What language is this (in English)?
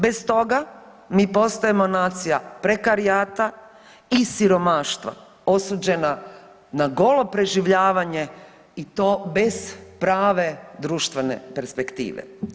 Croatian